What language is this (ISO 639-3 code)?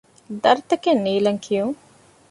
div